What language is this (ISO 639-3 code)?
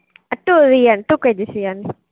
tel